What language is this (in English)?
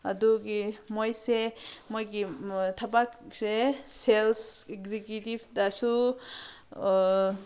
Manipuri